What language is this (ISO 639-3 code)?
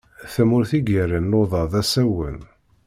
kab